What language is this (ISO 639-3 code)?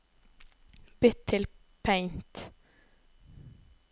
nor